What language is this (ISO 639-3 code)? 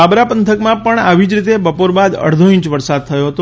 guj